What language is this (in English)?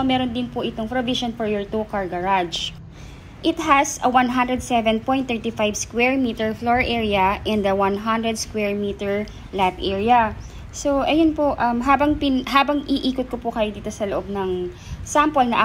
Filipino